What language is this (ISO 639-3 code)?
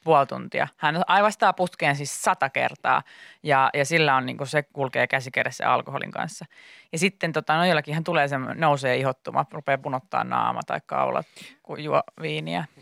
fin